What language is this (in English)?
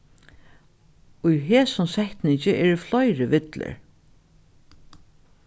Faroese